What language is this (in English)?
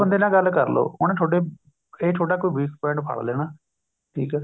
Punjabi